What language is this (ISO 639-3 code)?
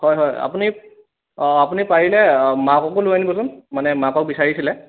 asm